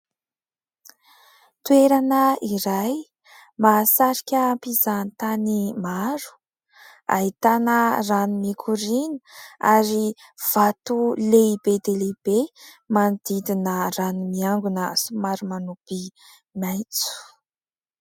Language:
Malagasy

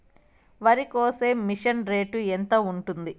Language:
Telugu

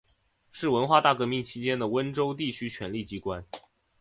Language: Chinese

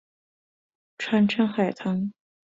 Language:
Chinese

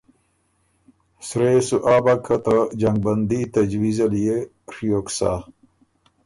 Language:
Ormuri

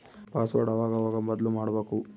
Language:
Kannada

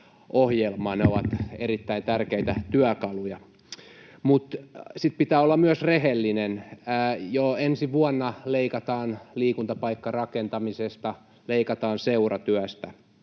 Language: Finnish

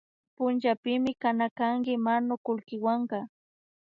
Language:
Imbabura Highland Quichua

